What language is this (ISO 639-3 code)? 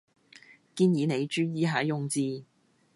yue